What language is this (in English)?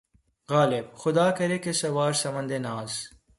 Urdu